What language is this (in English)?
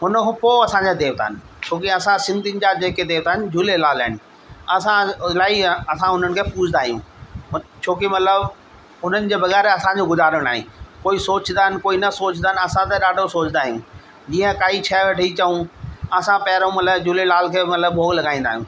Sindhi